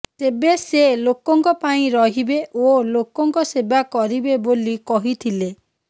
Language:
Odia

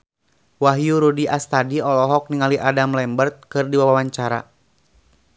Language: Sundanese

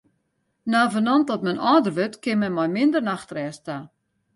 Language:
Western Frisian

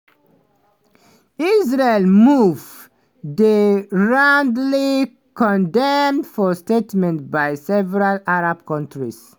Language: Nigerian Pidgin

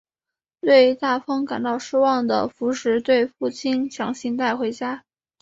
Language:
Chinese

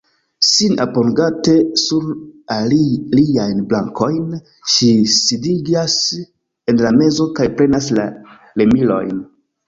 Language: Esperanto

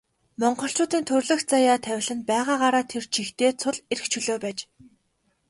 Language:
Mongolian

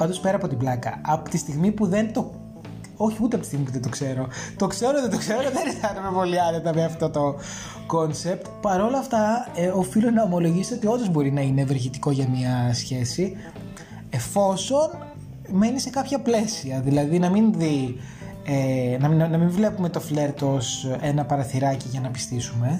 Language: Greek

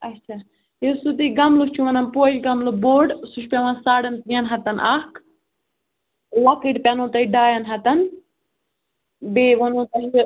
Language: Kashmiri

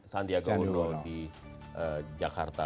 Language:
Indonesian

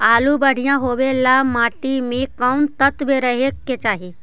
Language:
Magahi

